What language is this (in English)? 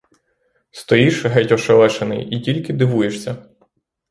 Ukrainian